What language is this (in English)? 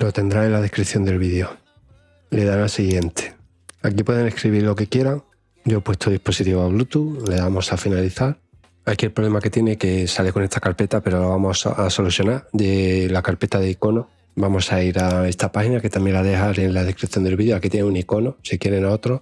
Spanish